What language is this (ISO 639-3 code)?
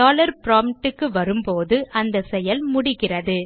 tam